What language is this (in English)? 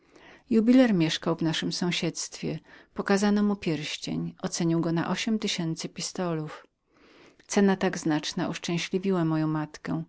Polish